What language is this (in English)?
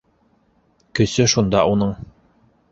Bashkir